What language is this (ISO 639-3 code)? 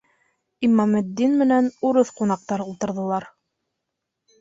bak